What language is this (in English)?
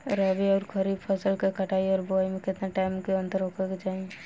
Bhojpuri